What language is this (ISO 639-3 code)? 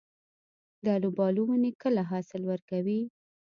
pus